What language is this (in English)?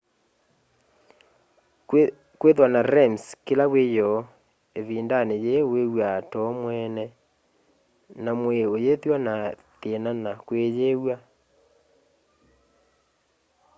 Kamba